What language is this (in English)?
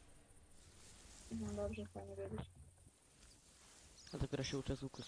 Polish